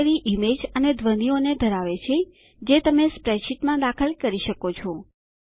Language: Gujarati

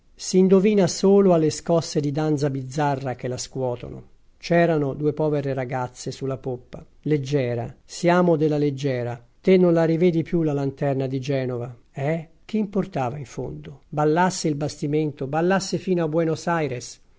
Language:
Italian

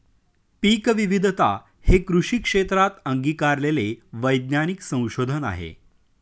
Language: Marathi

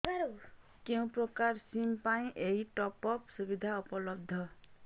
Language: Odia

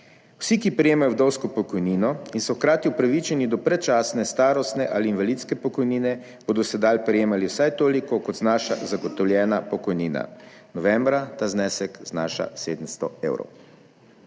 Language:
Slovenian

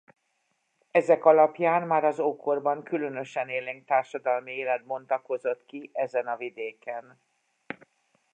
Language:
Hungarian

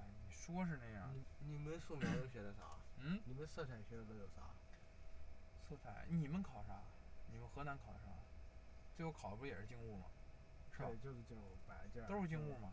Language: Chinese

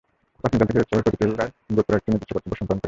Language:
Bangla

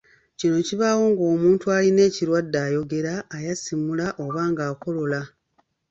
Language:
Ganda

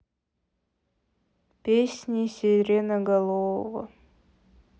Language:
Russian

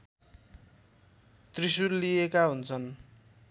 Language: Nepali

